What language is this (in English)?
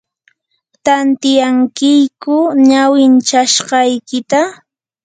Yanahuanca Pasco Quechua